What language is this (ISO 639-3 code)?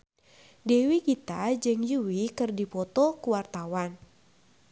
sun